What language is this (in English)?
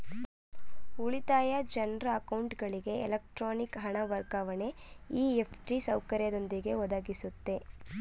Kannada